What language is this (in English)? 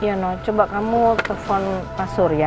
Indonesian